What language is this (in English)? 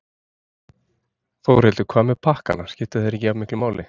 Icelandic